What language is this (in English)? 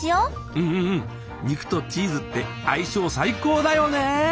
Japanese